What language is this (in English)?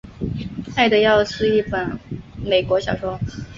Chinese